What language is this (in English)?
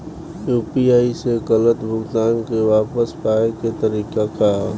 Bhojpuri